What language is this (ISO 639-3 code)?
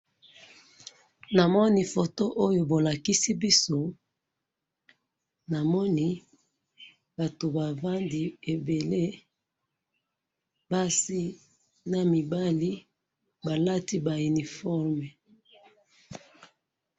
lin